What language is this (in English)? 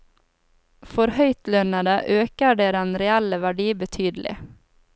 Norwegian